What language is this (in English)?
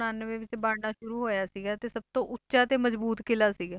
Punjabi